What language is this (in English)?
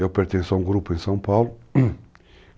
Portuguese